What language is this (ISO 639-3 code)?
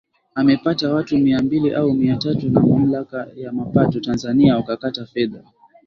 swa